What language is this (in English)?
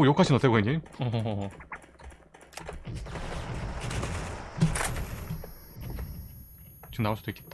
Korean